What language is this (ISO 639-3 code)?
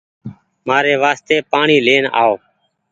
gig